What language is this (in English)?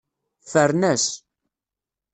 Kabyle